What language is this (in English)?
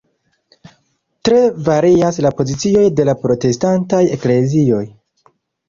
Esperanto